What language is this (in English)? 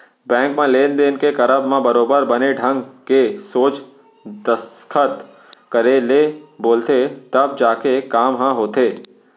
Chhattisgarhi